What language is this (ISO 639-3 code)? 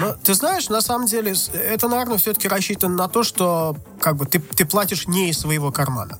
rus